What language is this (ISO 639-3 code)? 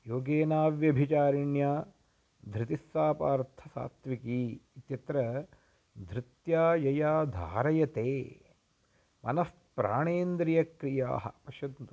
san